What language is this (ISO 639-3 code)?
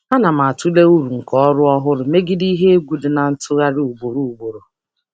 ibo